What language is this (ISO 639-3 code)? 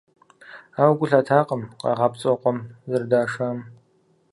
kbd